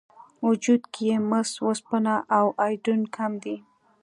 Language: Pashto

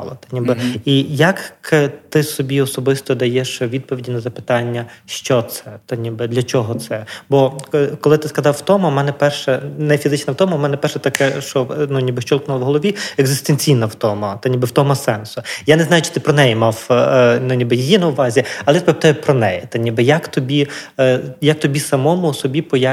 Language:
Ukrainian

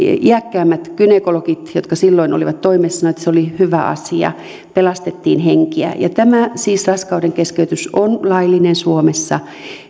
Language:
Finnish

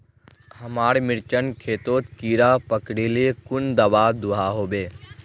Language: Magahi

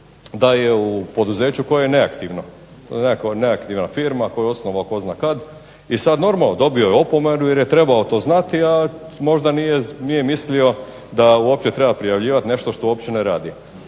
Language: Croatian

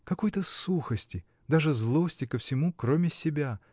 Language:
Russian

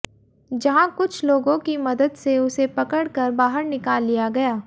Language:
Hindi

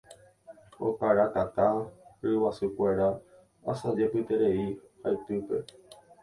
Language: Guarani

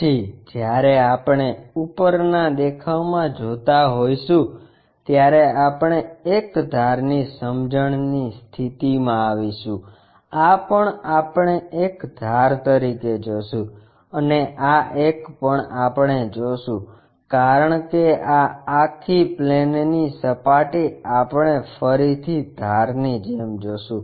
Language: Gujarati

